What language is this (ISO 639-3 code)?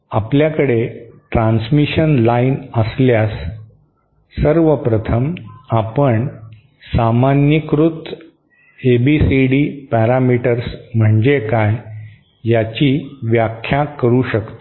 mar